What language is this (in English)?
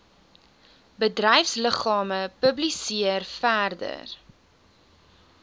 Afrikaans